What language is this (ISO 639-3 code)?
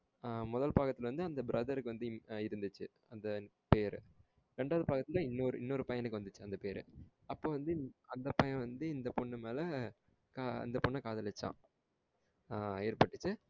tam